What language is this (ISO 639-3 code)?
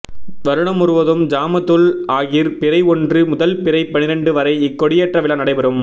tam